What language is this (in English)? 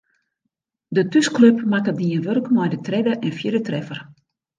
Western Frisian